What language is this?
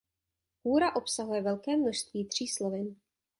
Czech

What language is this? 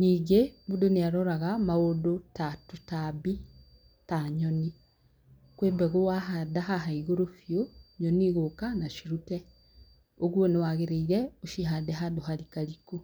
Kikuyu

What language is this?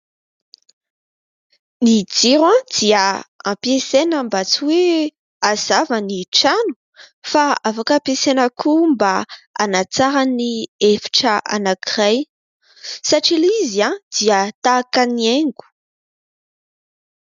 Malagasy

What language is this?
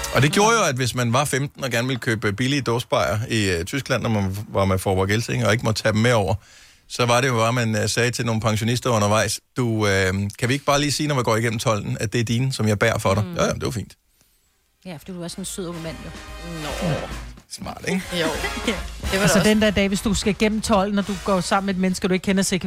Danish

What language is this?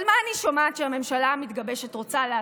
Hebrew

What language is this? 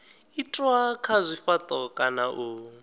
Venda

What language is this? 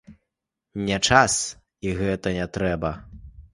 Belarusian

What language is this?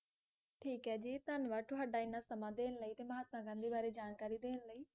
Punjabi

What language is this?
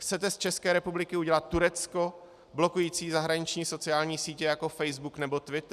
Czech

